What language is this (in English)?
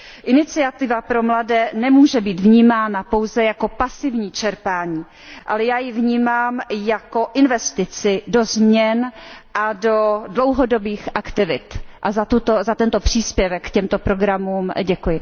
Czech